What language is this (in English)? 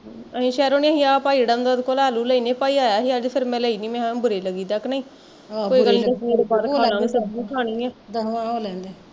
Punjabi